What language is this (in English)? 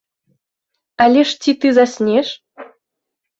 Belarusian